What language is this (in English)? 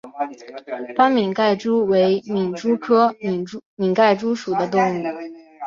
Chinese